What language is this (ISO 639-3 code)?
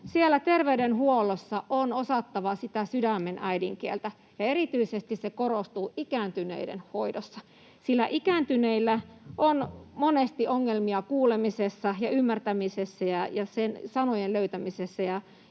fin